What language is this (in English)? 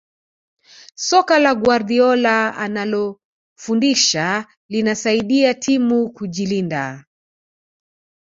Swahili